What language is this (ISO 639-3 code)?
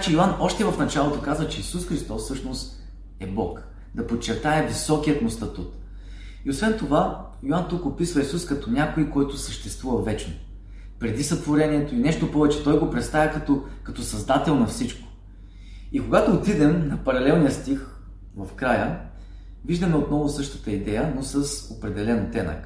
bul